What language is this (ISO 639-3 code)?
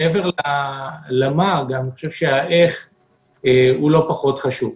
heb